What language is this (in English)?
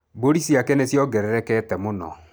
Kikuyu